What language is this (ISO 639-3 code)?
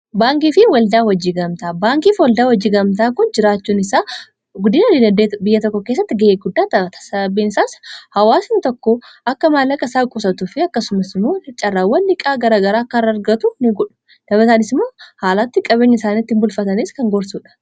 orm